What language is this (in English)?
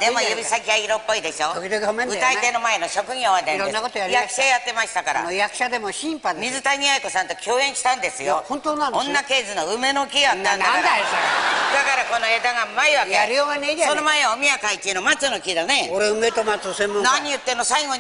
Japanese